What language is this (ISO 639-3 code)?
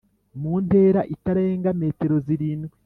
kin